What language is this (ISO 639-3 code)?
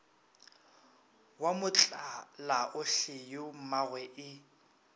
nso